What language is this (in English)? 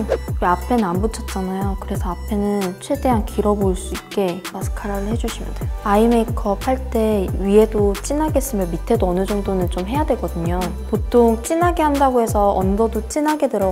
Korean